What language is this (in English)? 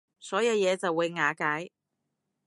Cantonese